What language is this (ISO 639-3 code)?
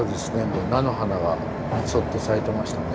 jpn